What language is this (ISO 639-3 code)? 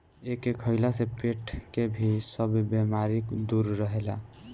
bho